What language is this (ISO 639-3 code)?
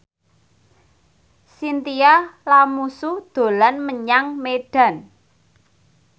jav